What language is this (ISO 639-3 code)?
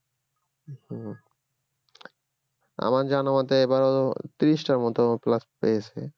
ben